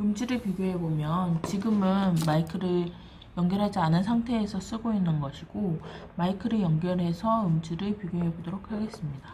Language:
Korean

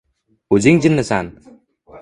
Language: Uzbek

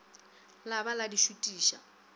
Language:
Northern Sotho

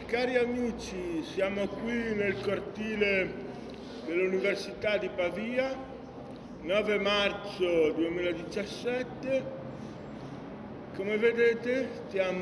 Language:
Italian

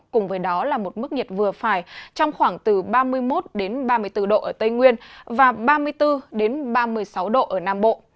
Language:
Vietnamese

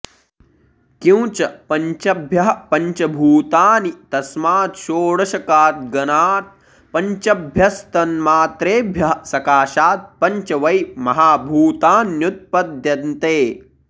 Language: Sanskrit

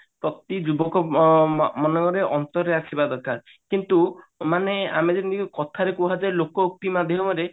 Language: Odia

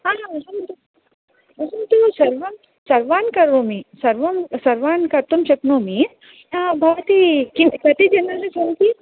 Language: Sanskrit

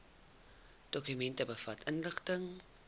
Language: Afrikaans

